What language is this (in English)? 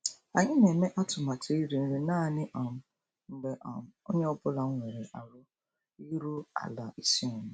Igbo